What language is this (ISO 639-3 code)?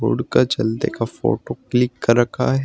hin